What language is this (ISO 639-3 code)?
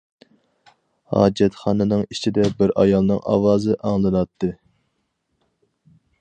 uig